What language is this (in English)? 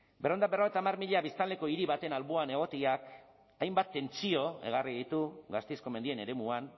Basque